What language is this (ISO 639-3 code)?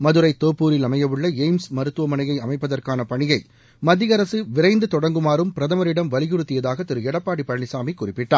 tam